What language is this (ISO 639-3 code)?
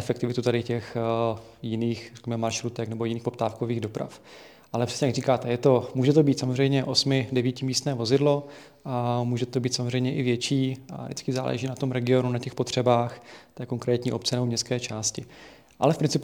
ces